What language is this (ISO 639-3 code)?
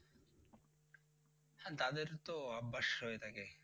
ben